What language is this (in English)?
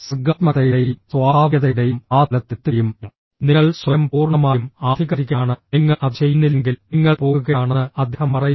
Malayalam